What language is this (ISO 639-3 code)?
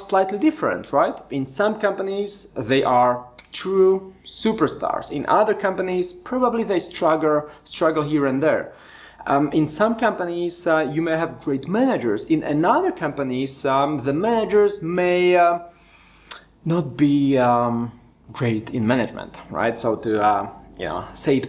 eng